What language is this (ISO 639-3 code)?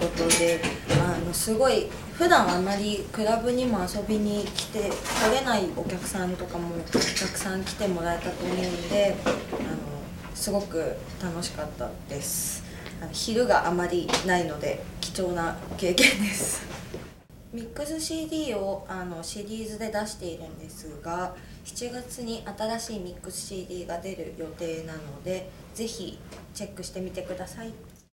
jpn